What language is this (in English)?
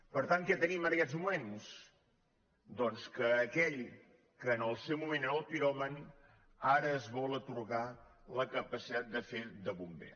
Catalan